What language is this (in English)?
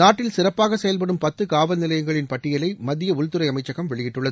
Tamil